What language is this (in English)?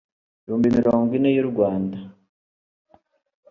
Kinyarwanda